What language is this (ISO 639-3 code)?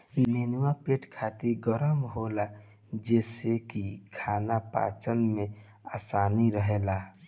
bho